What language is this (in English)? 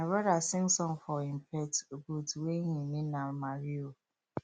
Nigerian Pidgin